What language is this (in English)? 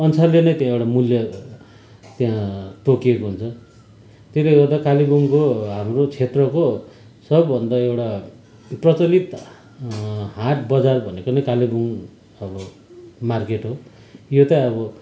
Nepali